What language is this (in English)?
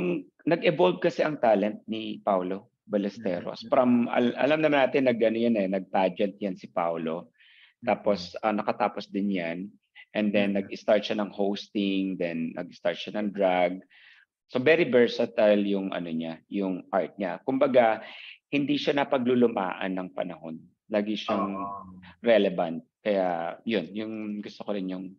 Filipino